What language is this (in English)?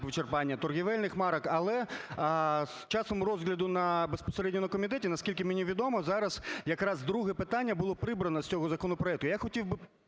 Ukrainian